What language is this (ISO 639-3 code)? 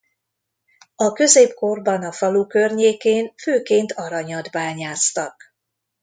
hun